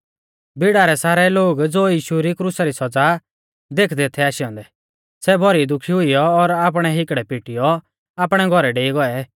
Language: Mahasu Pahari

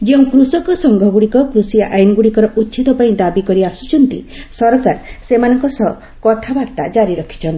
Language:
Odia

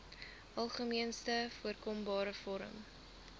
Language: Afrikaans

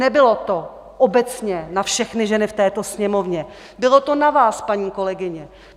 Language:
Czech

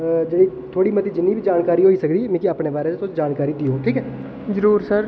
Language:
Dogri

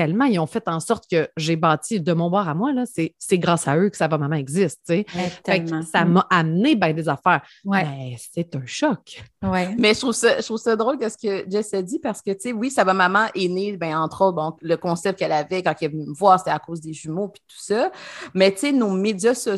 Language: French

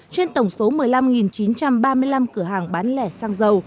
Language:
Vietnamese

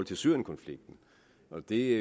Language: Danish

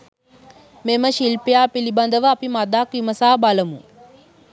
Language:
Sinhala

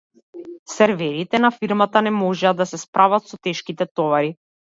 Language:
Macedonian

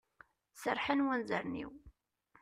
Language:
Kabyle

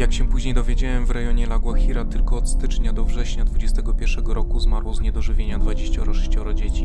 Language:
Polish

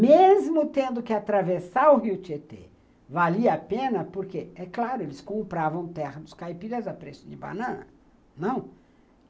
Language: Portuguese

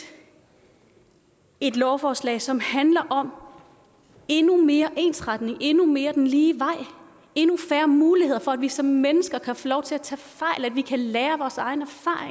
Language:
Danish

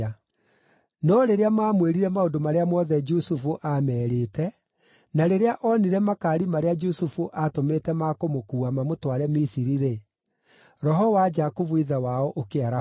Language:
Kikuyu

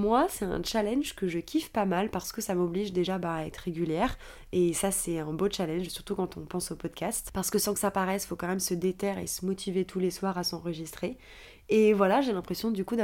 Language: French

